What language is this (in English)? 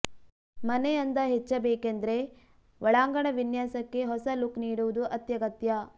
Kannada